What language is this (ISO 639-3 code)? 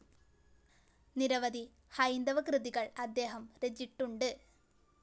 mal